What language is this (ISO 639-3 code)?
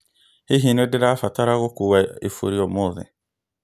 kik